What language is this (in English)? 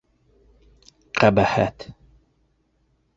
Bashkir